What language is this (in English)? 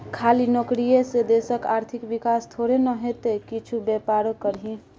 Maithili